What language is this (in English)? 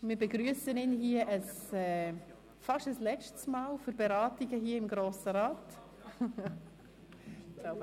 Swiss German